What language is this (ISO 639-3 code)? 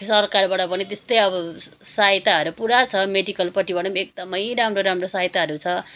nep